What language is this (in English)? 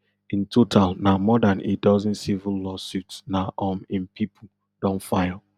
Nigerian Pidgin